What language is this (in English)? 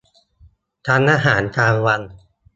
Thai